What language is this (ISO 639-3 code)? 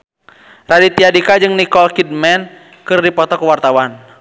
sun